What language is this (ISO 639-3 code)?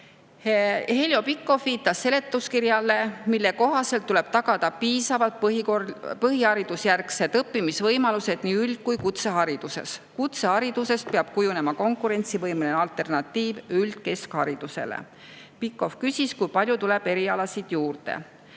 est